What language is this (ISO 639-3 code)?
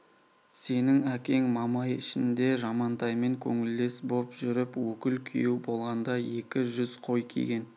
kaz